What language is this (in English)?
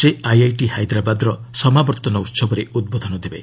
Odia